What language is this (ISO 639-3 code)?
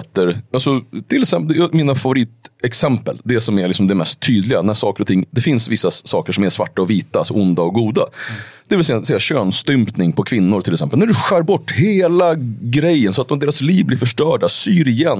swe